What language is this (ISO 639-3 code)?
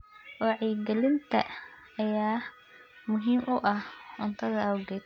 som